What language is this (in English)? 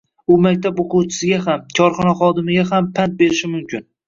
Uzbek